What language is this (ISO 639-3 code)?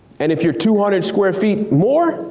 eng